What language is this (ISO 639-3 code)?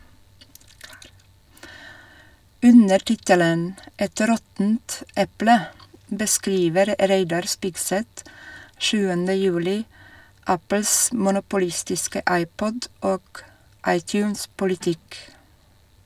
nor